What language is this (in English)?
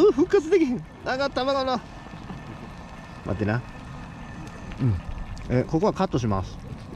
Japanese